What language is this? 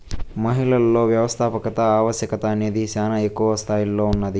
Telugu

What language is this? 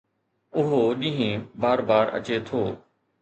Sindhi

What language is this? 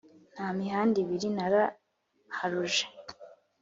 Kinyarwanda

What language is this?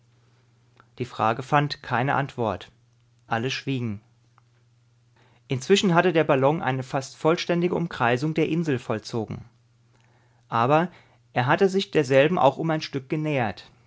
German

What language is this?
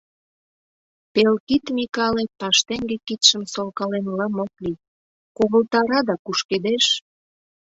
Mari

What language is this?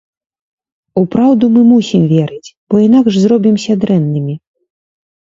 Belarusian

